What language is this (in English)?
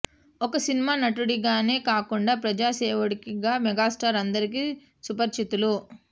Telugu